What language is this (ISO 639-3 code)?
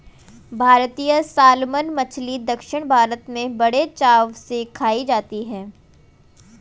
hin